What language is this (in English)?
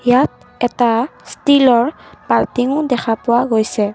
Assamese